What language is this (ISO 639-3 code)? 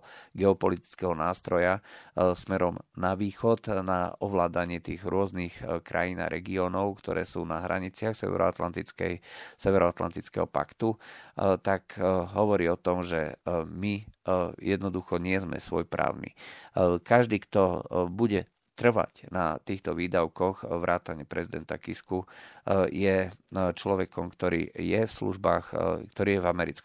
slk